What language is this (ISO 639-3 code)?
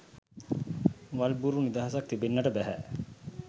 sin